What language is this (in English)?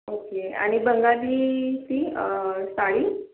Marathi